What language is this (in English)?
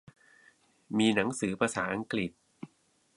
Thai